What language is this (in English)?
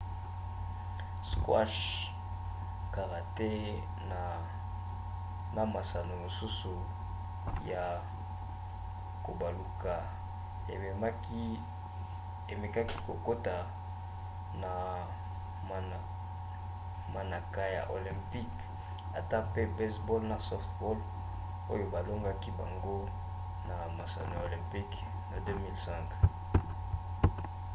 Lingala